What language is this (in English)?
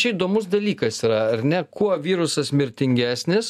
Lithuanian